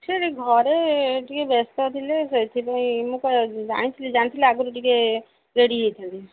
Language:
Odia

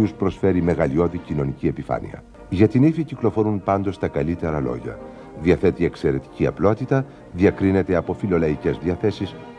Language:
Greek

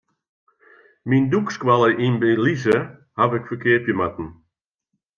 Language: Western Frisian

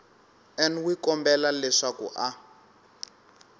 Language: Tsonga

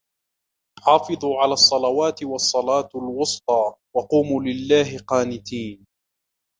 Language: Arabic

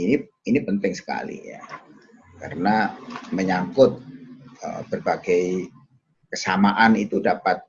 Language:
Indonesian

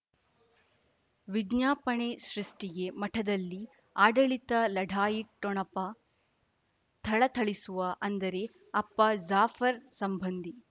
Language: Kannada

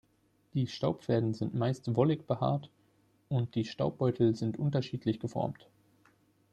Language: German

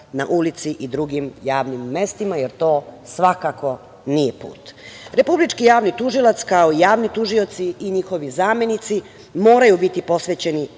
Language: Serbian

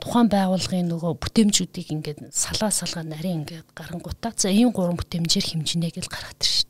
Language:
Russian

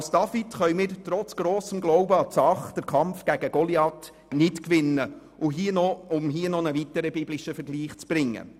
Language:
Swiss German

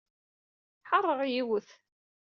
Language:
Kabyle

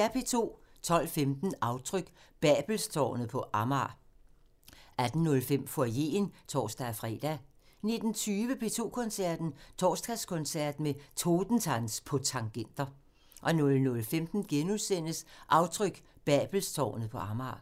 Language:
Danish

